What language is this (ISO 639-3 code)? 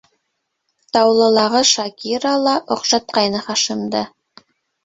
bak